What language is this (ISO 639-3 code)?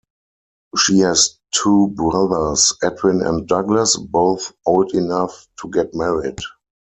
eng